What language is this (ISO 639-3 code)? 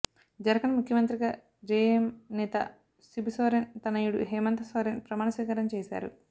tel